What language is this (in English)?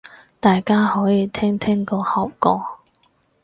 Cantonese